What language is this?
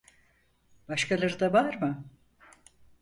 Turkish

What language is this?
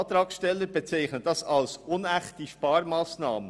Swiss German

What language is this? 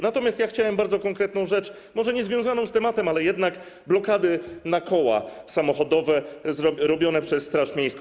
Polish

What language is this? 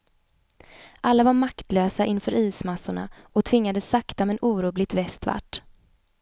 Swedish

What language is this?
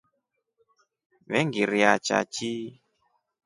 Rombo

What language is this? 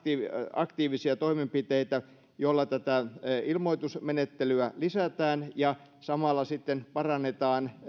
Finnish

